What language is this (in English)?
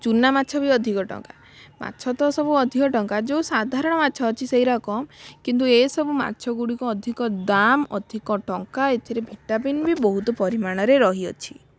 Odia